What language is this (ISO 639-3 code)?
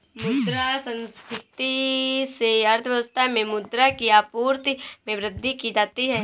hin